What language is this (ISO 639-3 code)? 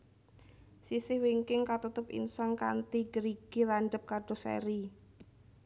jav